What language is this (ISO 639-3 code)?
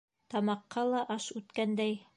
bak